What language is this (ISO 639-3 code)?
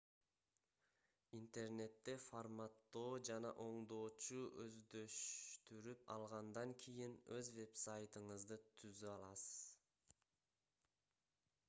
kir